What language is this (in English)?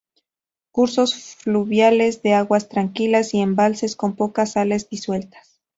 Spanish